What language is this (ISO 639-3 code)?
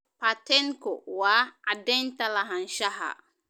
som